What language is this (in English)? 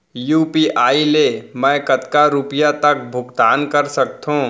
Chhattisgarhi